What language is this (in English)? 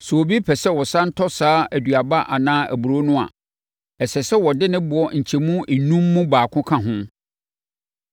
Akan